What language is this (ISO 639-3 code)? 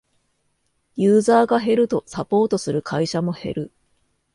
jpn